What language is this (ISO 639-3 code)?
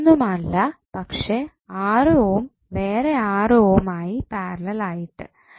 mal